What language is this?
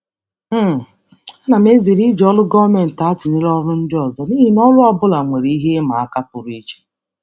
Igbo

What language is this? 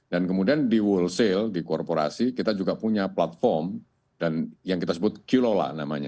Indonesian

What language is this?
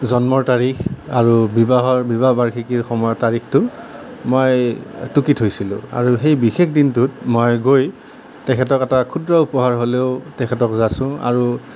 Assamese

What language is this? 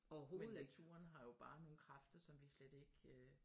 Danish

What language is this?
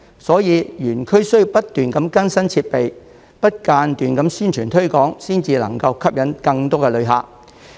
Cantonese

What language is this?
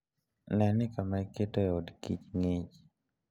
Luo (Kenya and Tanzania)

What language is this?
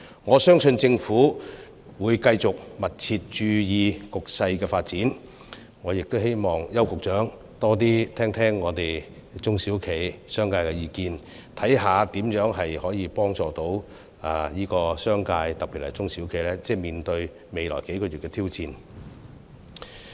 Cantonese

